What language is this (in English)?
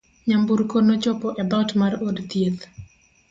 Luo (Kenya and Tanzania)